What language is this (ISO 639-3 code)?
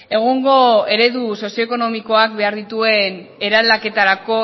eus